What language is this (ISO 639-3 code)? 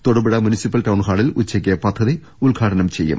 mal